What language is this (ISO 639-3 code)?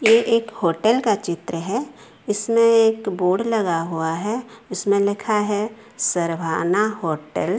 hin